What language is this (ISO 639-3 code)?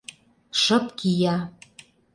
chm